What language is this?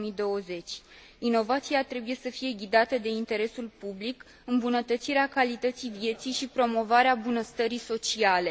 Romanian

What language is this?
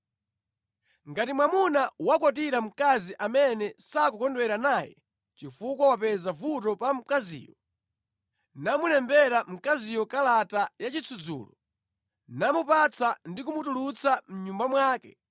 Nyanja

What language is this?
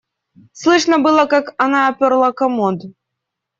Russian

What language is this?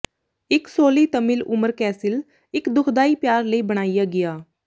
Punjabi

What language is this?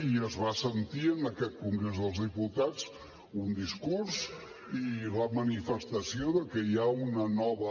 Catalan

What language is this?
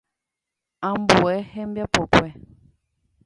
Guarani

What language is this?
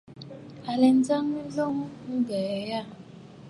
Bafut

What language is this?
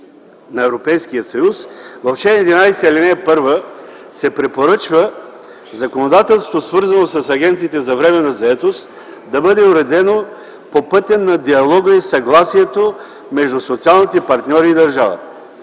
Bulgarian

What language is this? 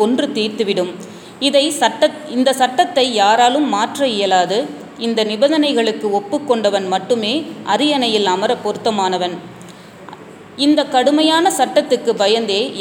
Tamil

